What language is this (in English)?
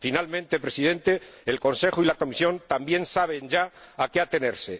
Spanish